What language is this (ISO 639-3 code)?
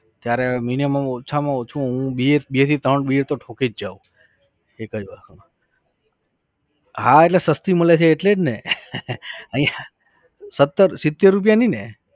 guj